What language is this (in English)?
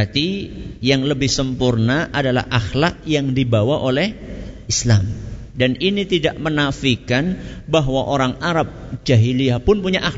Indonesian